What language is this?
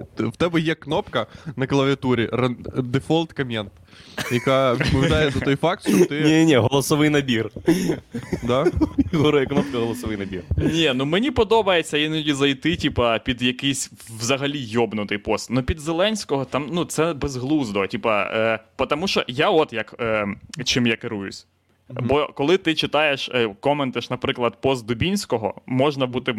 Ukrainian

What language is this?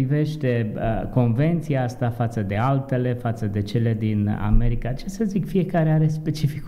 Romanian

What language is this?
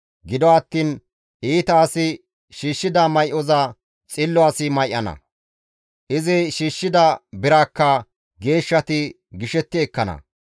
Gamo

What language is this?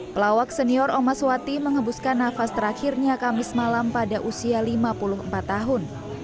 Indonesian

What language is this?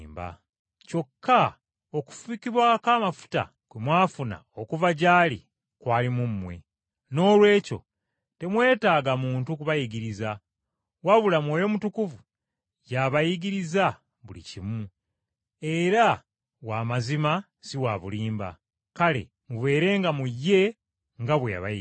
Ganda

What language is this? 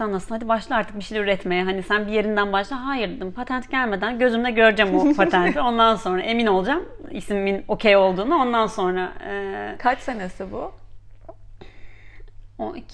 Turkish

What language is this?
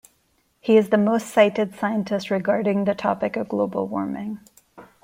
English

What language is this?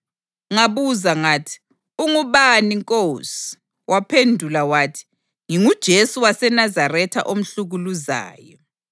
North Ndebele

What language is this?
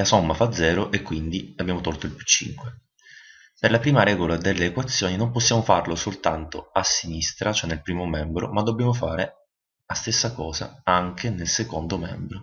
Italian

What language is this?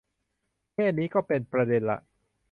Thai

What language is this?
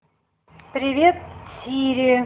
Russian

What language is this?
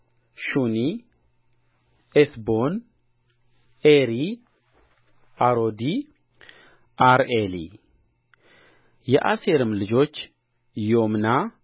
Amharic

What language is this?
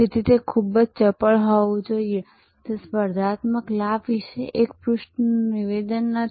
Gujarati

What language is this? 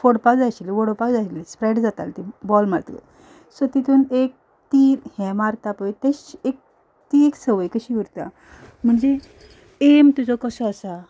Konkani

